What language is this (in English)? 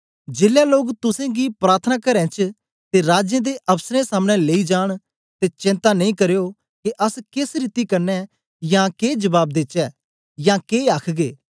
Dogri